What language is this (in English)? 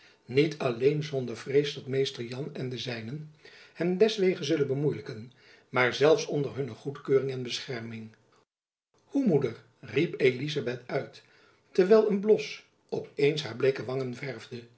Dutch